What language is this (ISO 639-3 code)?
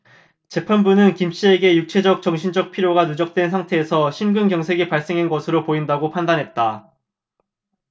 kor